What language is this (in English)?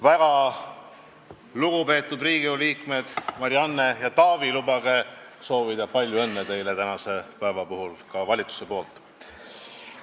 Estonian